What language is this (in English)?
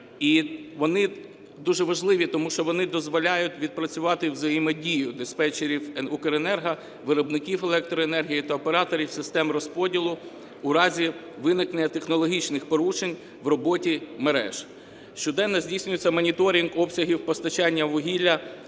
Ukrainian